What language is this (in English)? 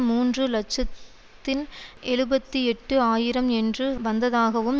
Tamil